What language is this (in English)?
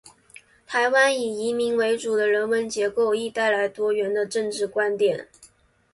Chinese